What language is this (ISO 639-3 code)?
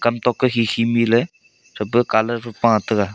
nnp